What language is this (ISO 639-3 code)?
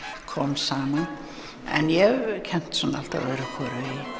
isl